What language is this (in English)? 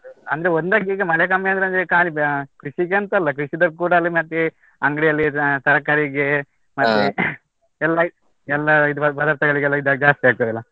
Kannada